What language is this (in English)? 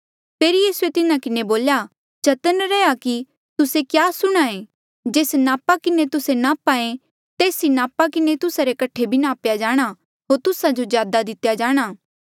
Mandeali